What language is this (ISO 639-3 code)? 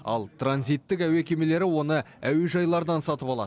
kaz